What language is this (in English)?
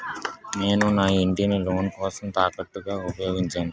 Telugu